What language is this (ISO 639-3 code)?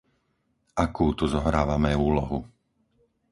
slk